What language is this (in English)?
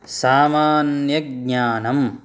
Sanskrit